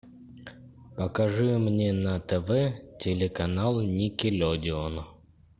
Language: Russian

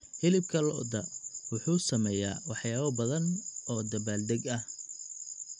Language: Somali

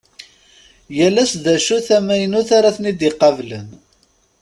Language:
Kabyle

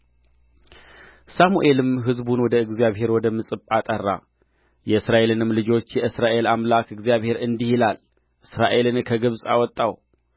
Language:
Amharic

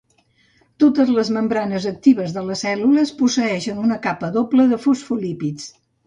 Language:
Catalan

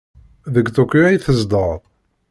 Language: Kabyle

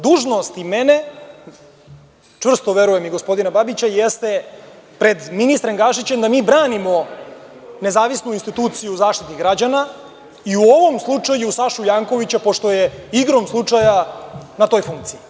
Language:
Serbian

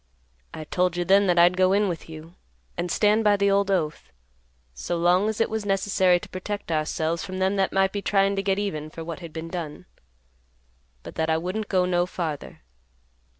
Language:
English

